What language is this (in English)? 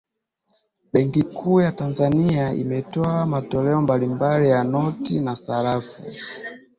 Swahili